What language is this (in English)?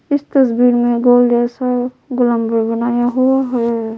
Hindi